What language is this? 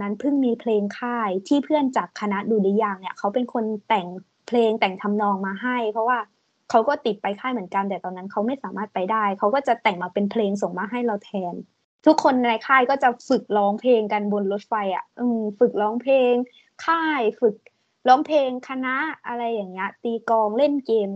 Thai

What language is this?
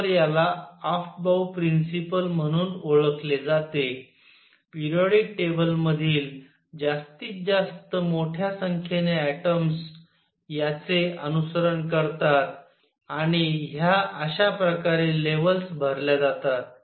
Marathi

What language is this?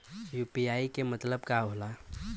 Bhojpuri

